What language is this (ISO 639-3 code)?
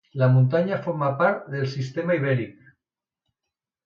cat